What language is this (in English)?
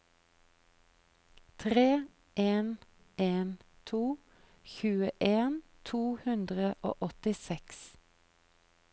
Norwegian